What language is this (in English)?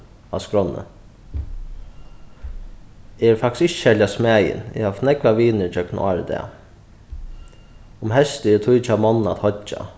Faroese